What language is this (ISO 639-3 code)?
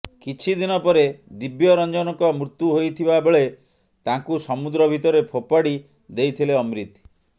ori